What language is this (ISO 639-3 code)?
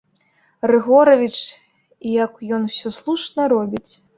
bel